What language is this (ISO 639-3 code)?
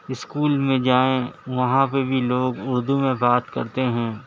urd